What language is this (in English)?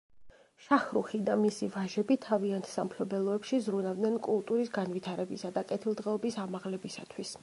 Georgian